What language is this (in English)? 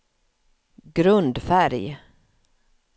Swedish